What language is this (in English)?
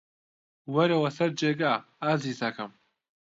Central Kurdish